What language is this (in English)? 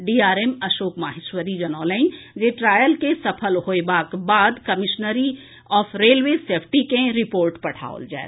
Maithili